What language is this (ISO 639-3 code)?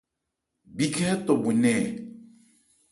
ebr